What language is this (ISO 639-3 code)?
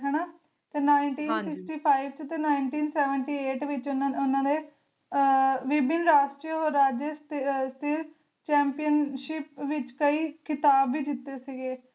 pan